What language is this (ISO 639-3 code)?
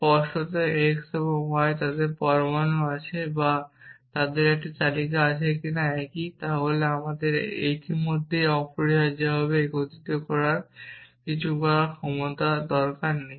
ben